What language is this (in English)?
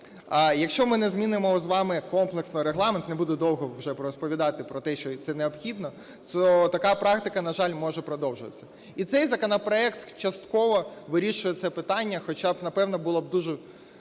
Ukrainian